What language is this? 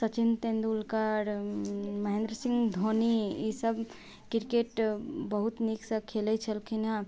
Maithili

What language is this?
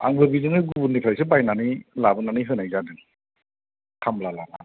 Bodo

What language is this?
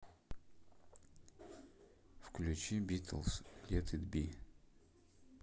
Russian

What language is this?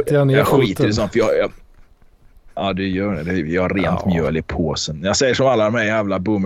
Swedish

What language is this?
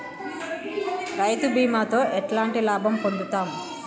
Telugu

